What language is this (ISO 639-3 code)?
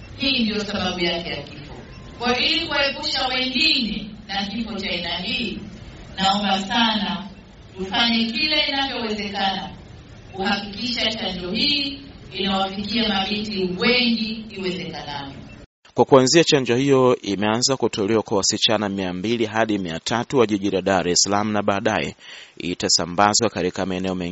swa